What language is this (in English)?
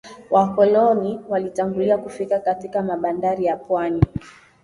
Swahili